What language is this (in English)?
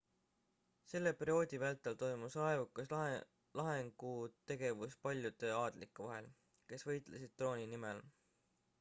Estonian